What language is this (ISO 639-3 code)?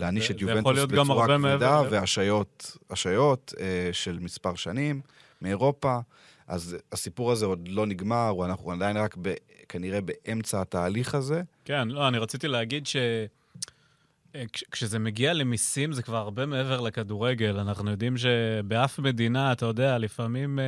heb